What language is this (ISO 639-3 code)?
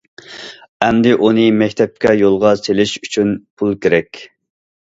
uig